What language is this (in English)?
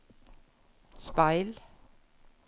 Norwegian